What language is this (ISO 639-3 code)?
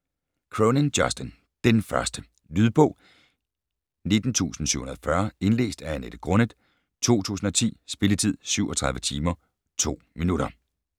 dan